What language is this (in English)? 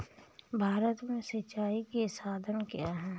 Hindi